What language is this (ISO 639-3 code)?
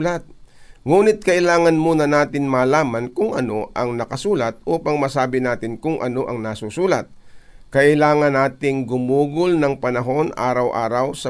fil